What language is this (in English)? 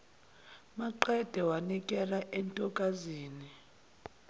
Zulu